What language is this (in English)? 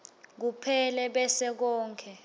Swati